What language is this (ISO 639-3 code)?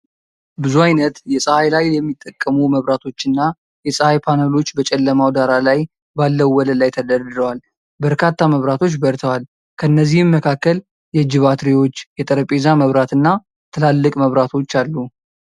amh